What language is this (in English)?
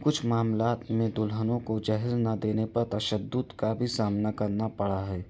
Urdu